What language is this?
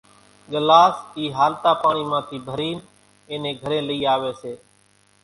Kachi Koli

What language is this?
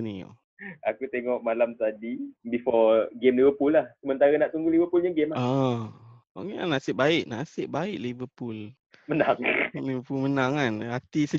Malay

